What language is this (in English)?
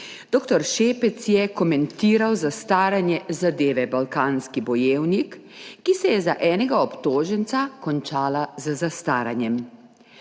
Slovenian